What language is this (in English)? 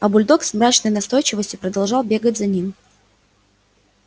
Russian